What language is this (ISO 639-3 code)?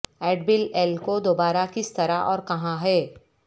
urd